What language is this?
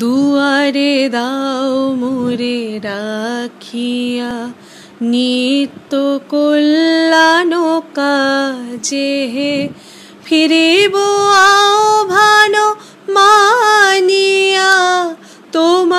Hindi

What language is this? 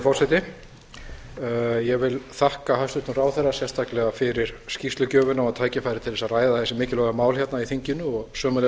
Icelandic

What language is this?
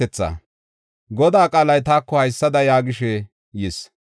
Gofa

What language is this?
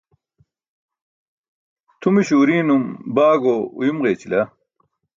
Burushaski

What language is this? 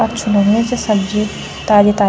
Garhwali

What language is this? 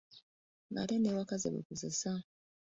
Ganda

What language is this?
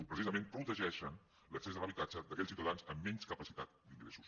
Catalan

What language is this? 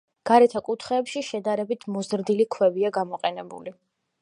Georgian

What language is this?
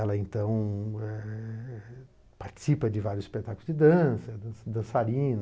Portuguese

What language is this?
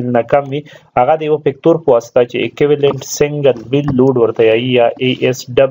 Romanian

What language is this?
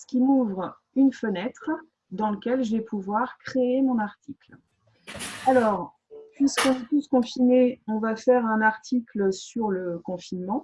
French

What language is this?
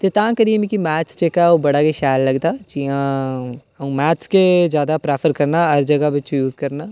Dogri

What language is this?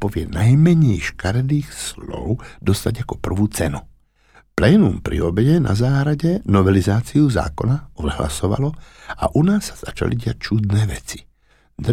Slovak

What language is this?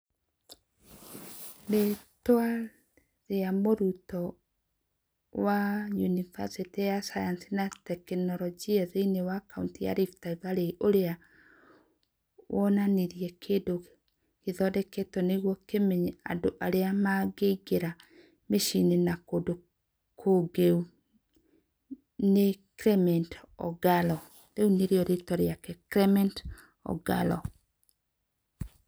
Kikuyu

